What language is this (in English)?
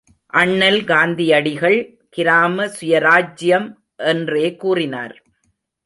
Tamil